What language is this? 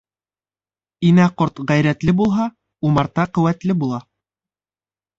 Bashkir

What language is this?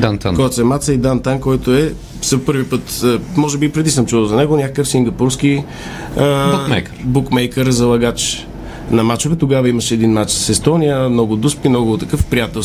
Bulgarian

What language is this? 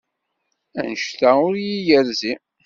Kabyle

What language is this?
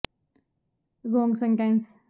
Punjabi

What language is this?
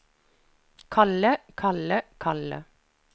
Norwegian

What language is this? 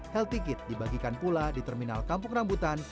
Indonesian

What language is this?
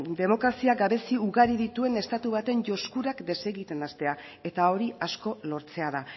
Basque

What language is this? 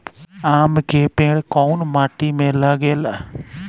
Bhojpuri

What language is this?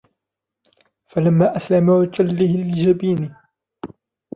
Arabic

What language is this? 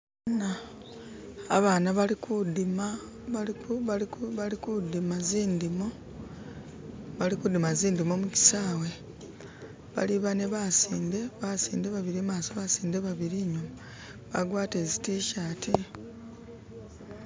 Masaaba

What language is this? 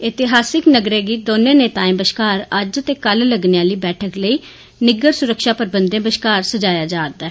Dogri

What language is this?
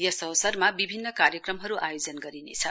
Nepali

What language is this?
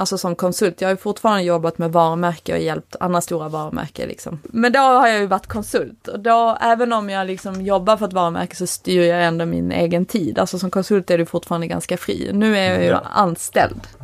Swedish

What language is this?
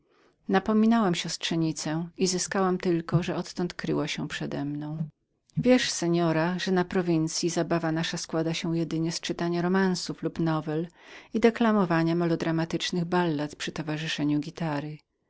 Polish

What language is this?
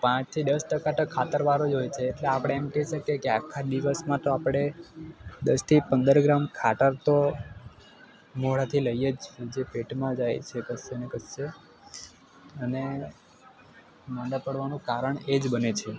Gujarati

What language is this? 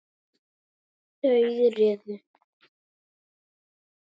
Icelandic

